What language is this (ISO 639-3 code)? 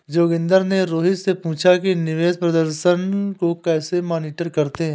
hin